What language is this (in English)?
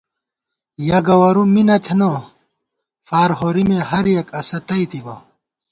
Gawar-Bati